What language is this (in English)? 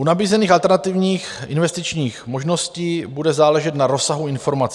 Czech